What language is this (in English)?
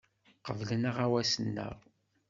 Kabyle